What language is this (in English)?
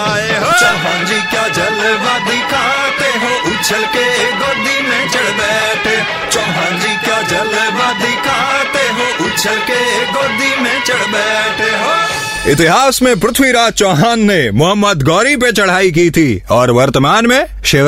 Hindi